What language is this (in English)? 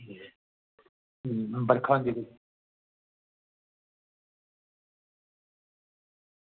Dogri